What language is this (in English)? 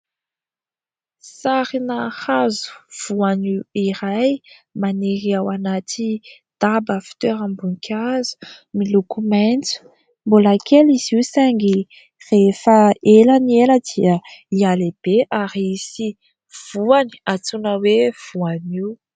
Malagasy